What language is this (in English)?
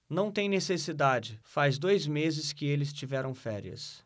Portuguese